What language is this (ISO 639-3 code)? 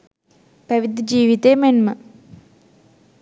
sin